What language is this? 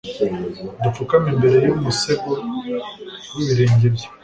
Kinyarwanda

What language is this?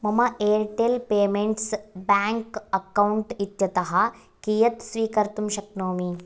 Sanskrit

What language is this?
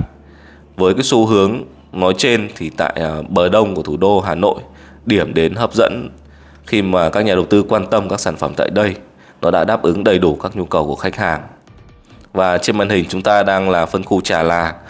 Vietnamese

